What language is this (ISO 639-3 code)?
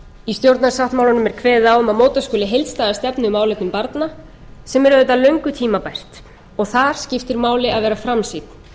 isl